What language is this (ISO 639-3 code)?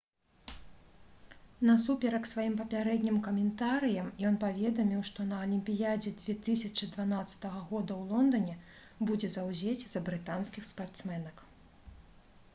bel